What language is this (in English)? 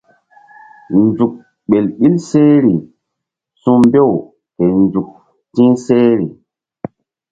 Mbum